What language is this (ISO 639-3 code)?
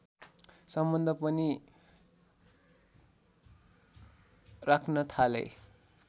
nep